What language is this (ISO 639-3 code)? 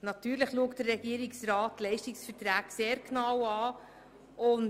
gsw